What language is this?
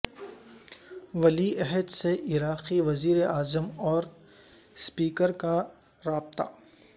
Urdu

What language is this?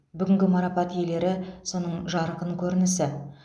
Kazakh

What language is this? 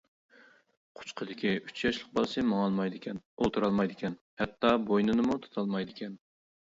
Uyghur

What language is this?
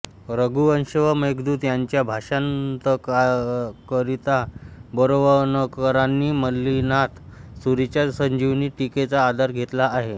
Marathi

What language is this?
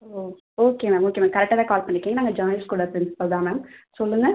Tamil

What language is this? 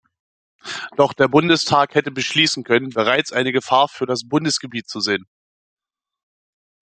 German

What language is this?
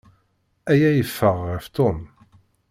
Kabyle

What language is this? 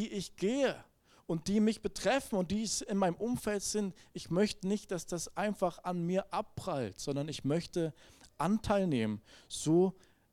German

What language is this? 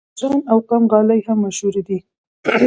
Pashto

